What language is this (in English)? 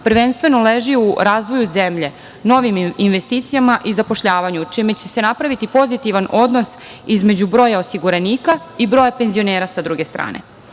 Serbian